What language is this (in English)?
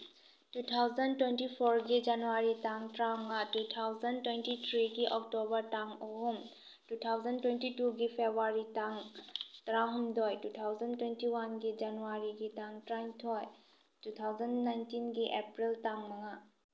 Manipuri